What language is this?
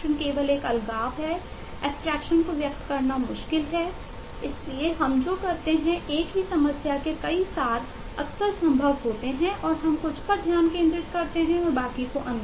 Hindi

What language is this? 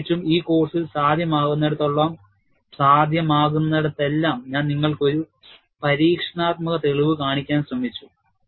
Malayalam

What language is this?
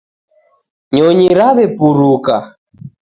Taita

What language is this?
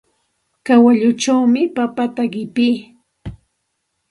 Santa Ana de Tusi Pasco Quechua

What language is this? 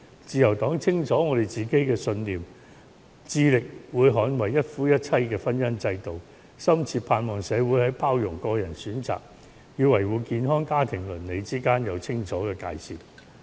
Cantonese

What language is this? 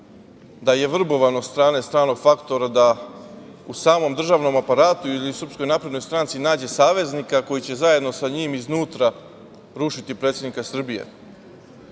Serbian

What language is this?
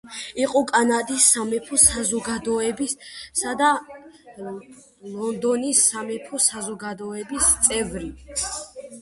Georgian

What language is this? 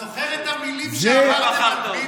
Hebrew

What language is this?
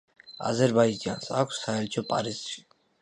Georgian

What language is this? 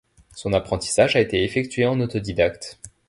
French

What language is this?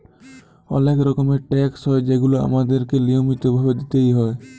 Bangla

